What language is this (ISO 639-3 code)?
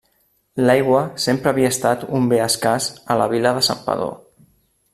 cat